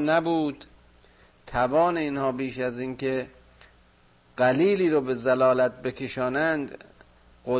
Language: Persian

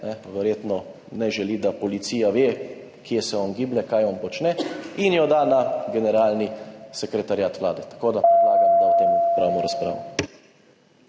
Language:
Slovenian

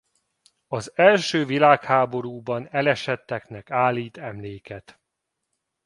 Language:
Hungarian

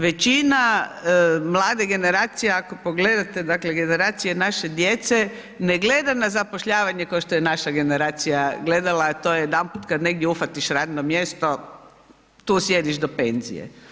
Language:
Croatian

